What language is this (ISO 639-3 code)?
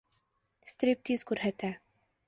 bak